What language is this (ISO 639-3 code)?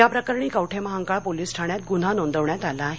mar